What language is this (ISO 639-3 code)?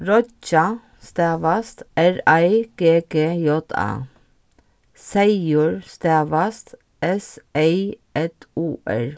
fao